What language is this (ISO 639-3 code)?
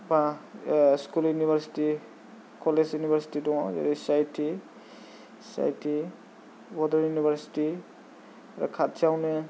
brx